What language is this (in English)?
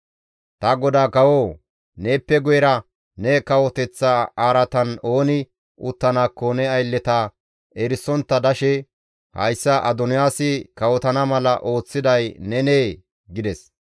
Gamo